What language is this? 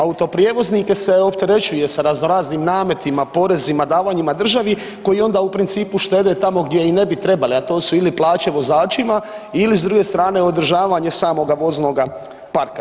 Croatian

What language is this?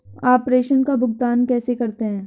Hindi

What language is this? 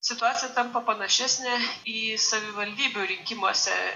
Lithuanian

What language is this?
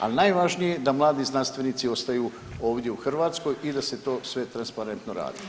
Croatian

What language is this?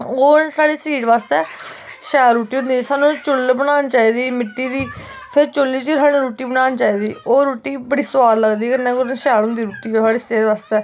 Dogri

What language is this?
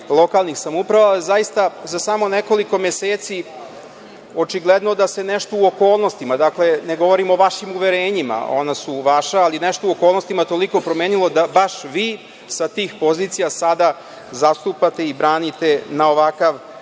Serbian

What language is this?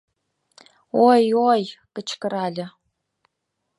Mari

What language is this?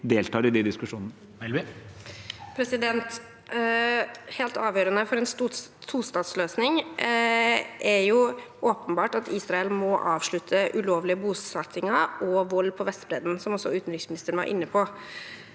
Norwegian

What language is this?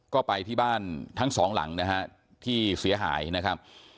Thai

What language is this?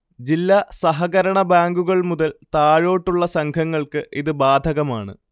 Malayalam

